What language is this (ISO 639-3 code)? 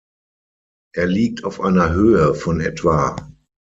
deu